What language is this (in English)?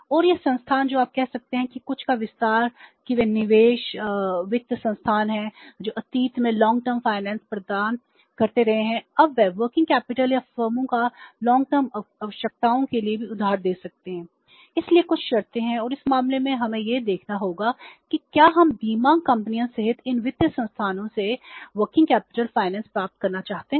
Hindi